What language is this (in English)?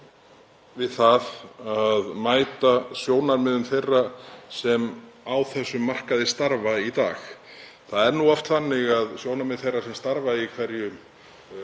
Icelandic